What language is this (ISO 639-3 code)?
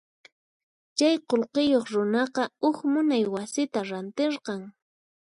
qxp